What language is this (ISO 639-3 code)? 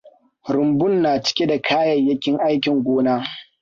hau